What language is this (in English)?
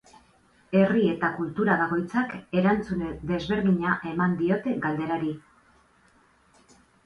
Basque